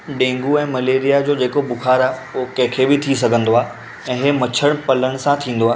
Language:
Sindhi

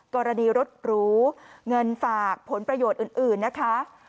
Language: Thai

